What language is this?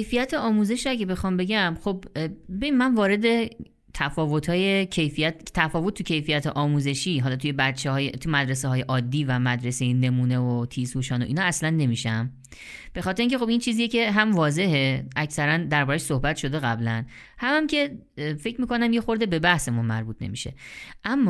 Persian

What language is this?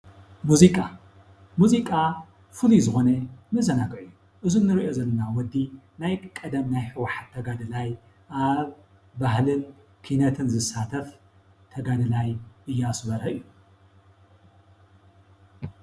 Tigrinya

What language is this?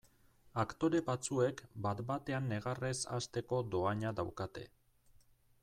Basque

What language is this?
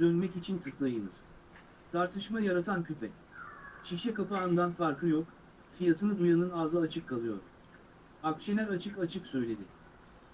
Turkish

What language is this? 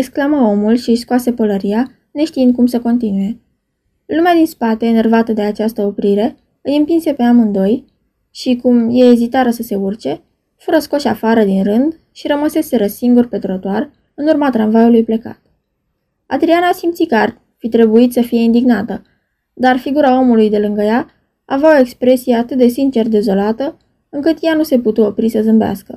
Romanian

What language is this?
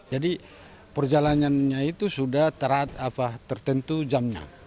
Indonesian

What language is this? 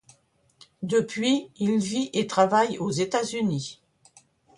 French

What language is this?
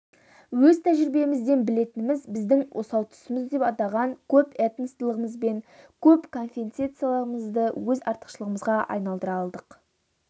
Kazakh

